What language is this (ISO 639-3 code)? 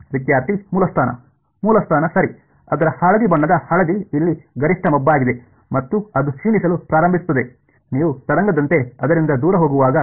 kan